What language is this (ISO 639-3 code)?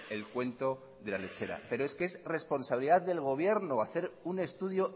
spa